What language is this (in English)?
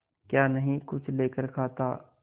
Hindi